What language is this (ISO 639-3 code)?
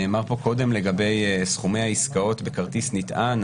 heb